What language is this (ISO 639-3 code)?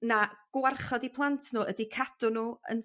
cym